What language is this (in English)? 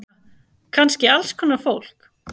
Icelandic